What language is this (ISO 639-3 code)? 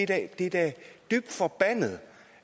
dan